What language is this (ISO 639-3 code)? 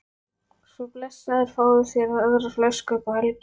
isl